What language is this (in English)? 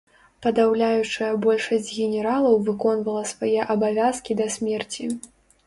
Belarusian